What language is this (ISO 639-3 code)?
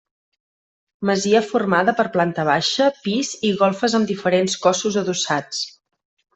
cat